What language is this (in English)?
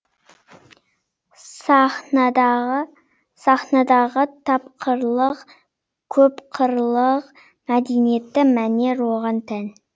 Kazakh